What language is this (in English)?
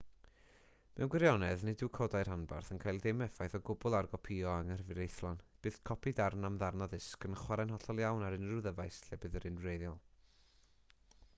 Welsh